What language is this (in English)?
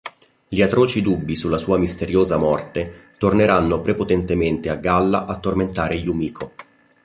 Italian